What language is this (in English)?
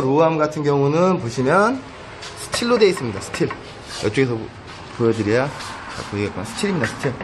Korean